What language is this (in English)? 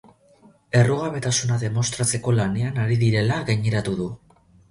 Basque